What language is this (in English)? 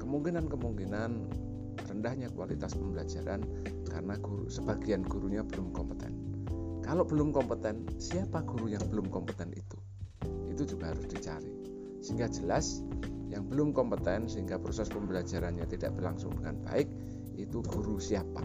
Indonesian